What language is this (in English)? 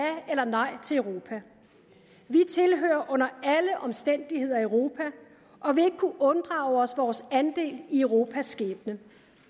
Danish